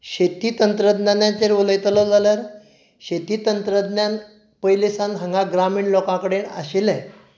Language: Konkani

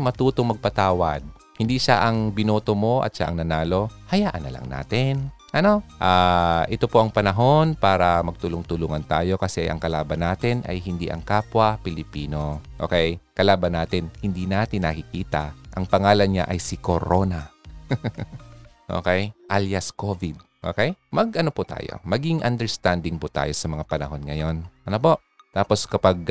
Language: Filipino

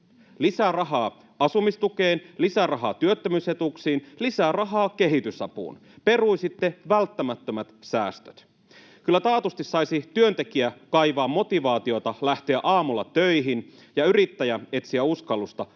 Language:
Finnish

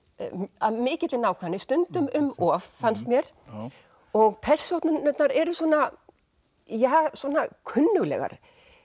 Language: Icelandic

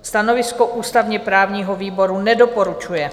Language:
Czech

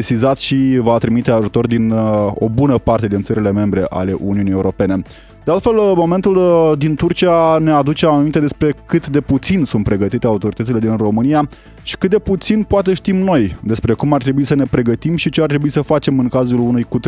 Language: Romanian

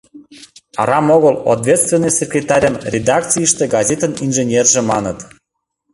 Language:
Mari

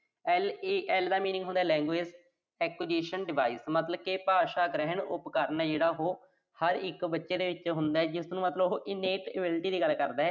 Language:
Punjabi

